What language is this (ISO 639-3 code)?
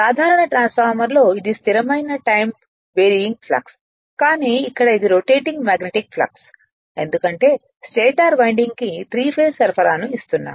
tel